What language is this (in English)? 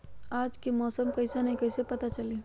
Magahi